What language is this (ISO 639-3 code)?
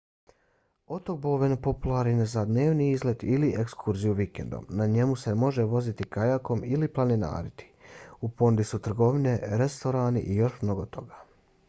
bos